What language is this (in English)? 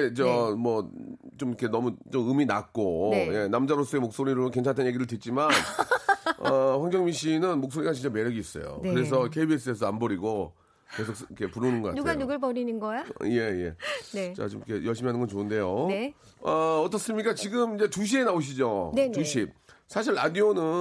Korean